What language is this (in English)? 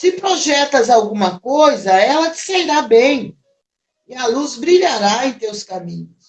Portuguese